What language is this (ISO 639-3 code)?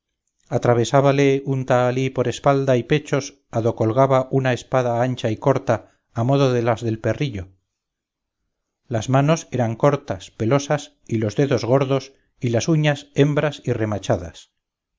spa